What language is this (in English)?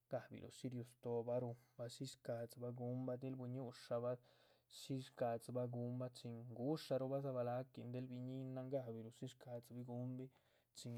Chichicapan Zapotec